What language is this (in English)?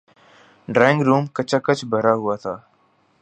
Urdu